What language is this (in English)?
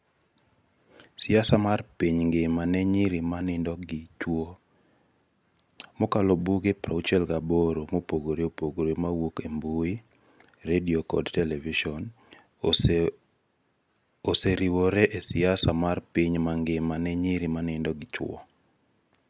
Luo (Kenya and Tanzania)